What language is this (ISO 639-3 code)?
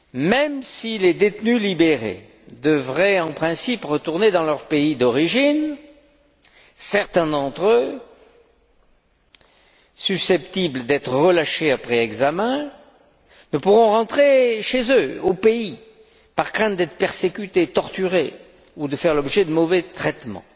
fra